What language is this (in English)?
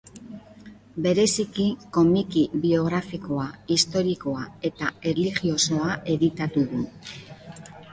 Basque